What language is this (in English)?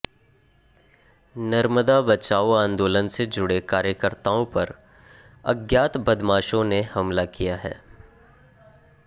Hindi